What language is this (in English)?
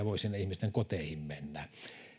Finnish